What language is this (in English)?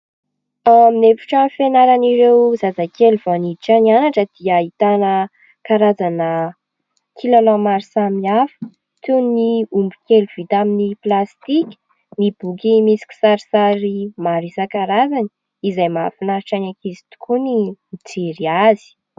Malagasy